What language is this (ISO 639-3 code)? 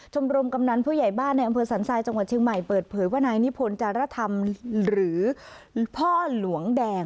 tha